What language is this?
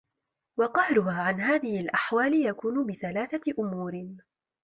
Arabic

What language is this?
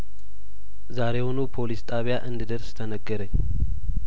Amharic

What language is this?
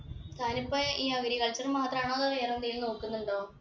Malayalam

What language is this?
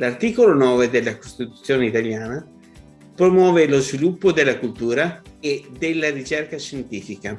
Italian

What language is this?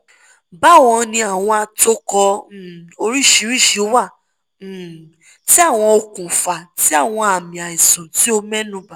Yoruba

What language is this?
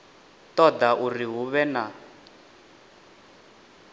Venda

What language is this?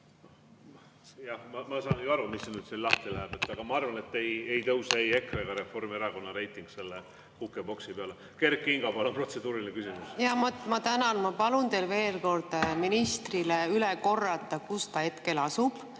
Estonian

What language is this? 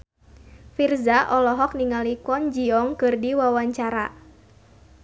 Sundanese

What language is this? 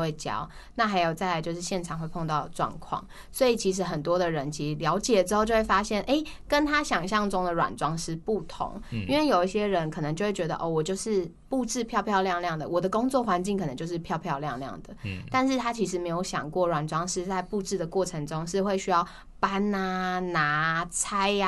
Chinese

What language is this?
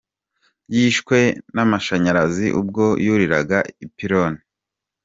Kinyarwanda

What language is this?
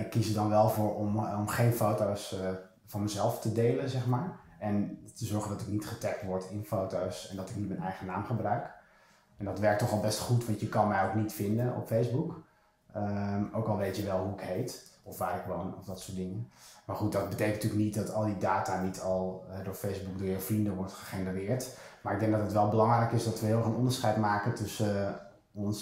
Dutch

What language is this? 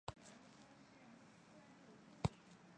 Chinese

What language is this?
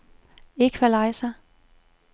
Danish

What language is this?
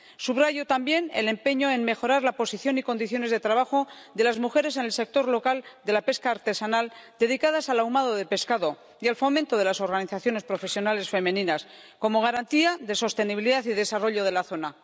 Spanish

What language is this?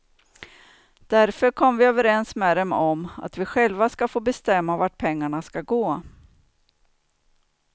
Swedish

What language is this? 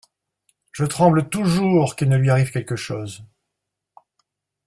French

